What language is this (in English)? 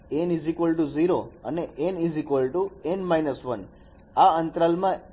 Gujarati